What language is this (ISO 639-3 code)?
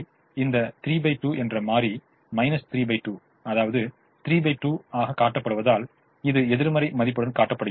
tam